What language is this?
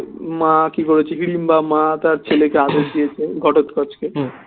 Bangla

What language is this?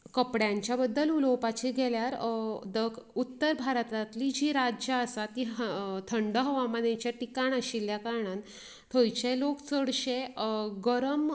Konkani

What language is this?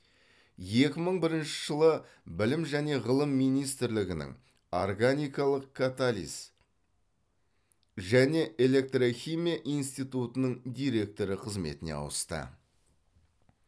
Kazakh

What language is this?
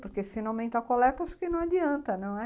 Portuguese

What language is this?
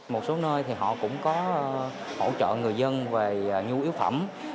Vietnamese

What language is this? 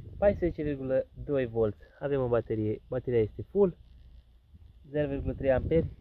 Romanian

